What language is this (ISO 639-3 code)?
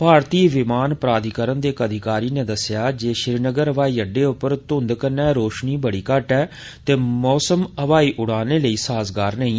doi